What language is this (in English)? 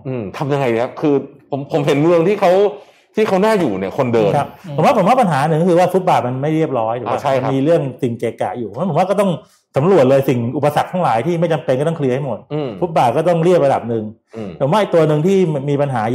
Thai